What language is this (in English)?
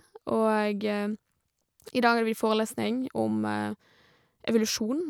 Norwegian